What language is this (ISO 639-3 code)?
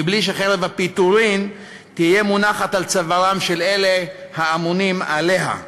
heb